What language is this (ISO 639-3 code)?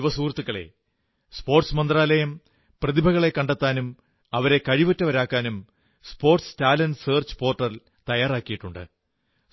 mal